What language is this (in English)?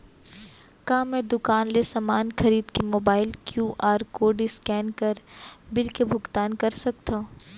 Chhattisgarhi